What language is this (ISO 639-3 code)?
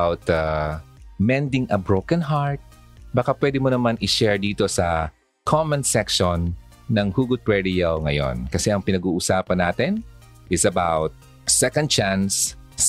fil